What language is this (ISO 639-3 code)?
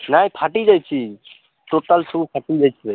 ori